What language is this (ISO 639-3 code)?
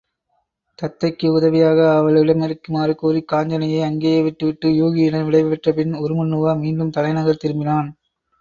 tam